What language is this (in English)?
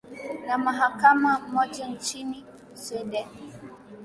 Swahili